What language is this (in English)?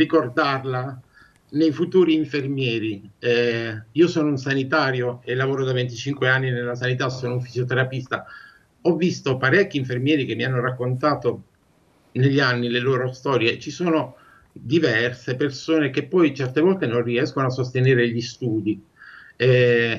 Italian